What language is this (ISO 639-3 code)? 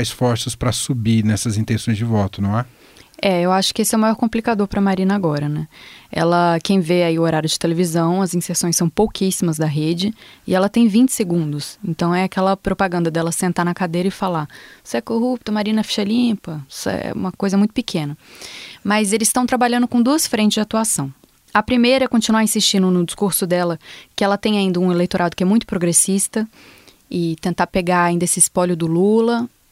por